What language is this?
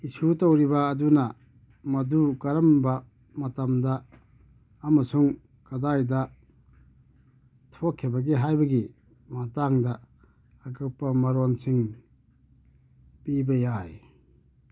Manipuri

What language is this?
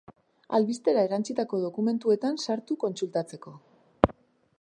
Basque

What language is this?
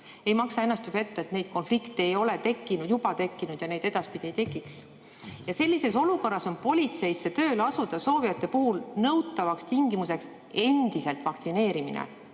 Estonian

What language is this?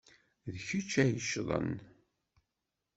Kabyle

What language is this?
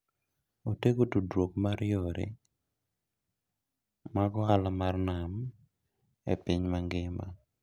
Luo (Kenya and Tanzania)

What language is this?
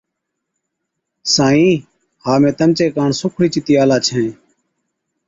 Od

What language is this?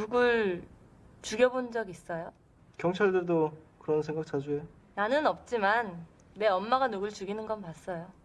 Korean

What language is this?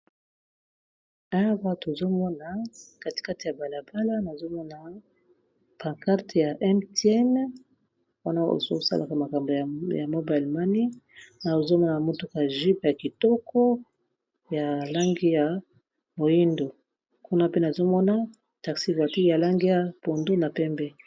Lingala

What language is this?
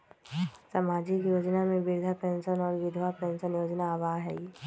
Magahi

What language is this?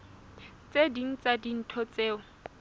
Southern Sotho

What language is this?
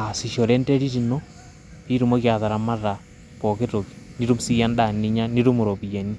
Masai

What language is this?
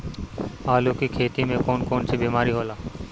Bhojpuri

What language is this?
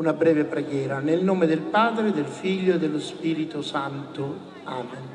Italian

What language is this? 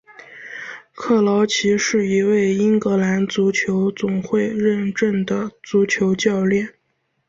Chinese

